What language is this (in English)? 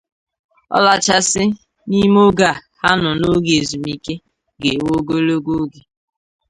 Igbo